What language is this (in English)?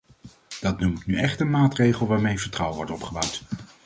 Dutch